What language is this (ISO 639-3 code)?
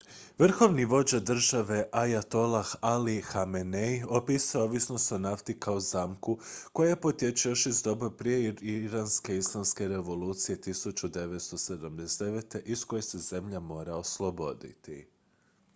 hrv